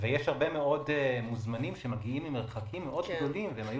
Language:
Hebrew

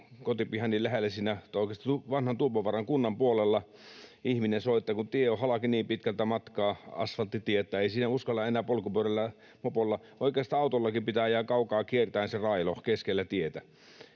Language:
Finnish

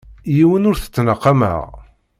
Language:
Kabyle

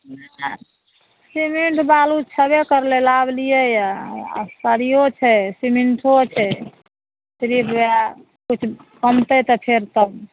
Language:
Maithili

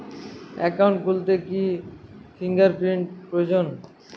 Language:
Bangla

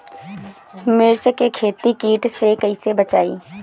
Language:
Bhojpuri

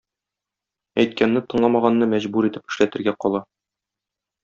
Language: Tatar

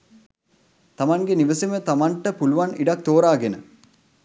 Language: Sinhala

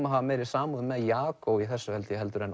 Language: Icelandic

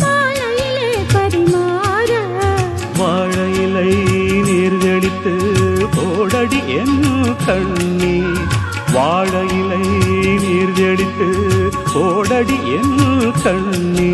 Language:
Tamil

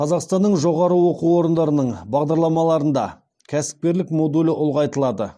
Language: Kazakh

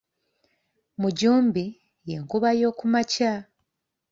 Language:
Ganda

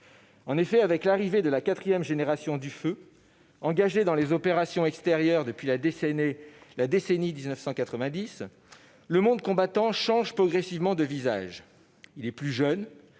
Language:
French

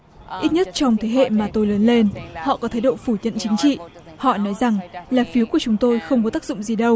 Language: Vietnamese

